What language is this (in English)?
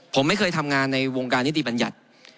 Thai